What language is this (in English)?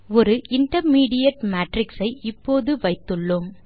Tamil